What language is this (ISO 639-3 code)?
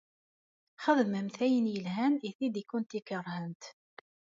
kab